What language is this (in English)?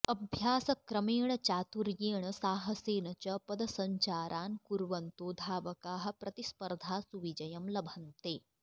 Sanskrit